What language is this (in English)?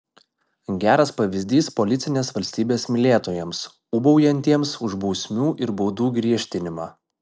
Lithuanian